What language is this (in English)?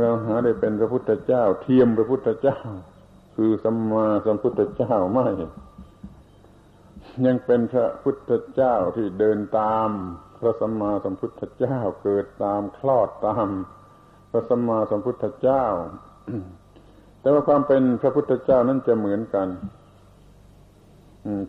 Thai